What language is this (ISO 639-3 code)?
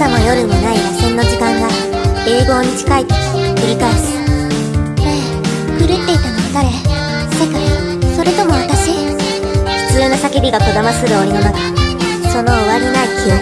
jpn